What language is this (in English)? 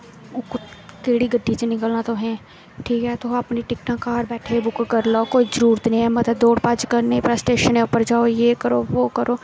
Dogri